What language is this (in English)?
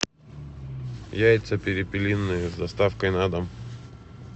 Russian